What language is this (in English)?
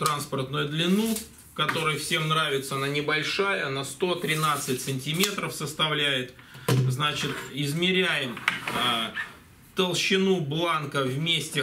Russian